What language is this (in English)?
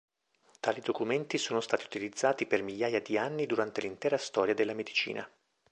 Italian